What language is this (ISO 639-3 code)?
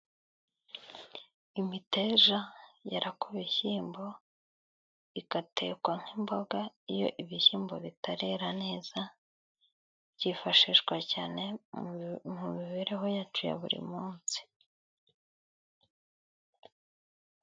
kin